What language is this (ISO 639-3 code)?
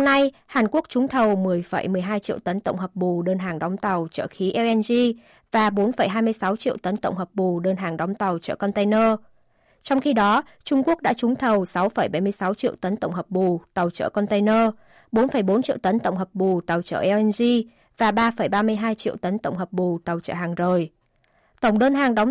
vie